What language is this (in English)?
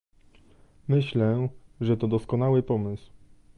Polish